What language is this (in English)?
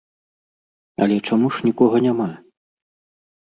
Belarusian